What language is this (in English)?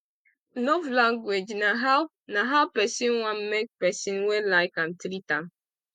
Nigerian Pidgin